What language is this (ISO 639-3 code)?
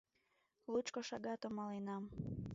chm